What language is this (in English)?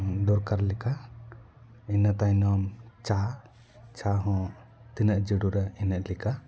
Santali